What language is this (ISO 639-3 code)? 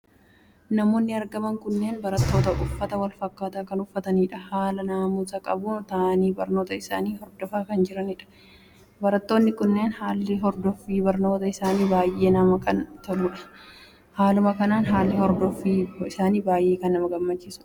orm